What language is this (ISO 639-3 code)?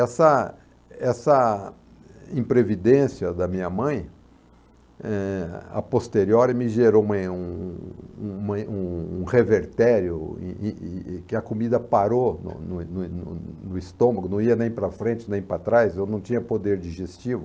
por